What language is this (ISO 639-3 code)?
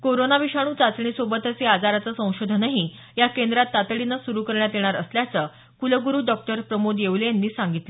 mar